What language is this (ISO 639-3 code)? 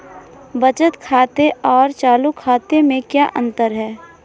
hin